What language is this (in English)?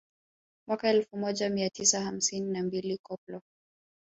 Swahili